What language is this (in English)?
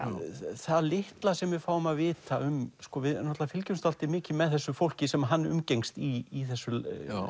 Icelandic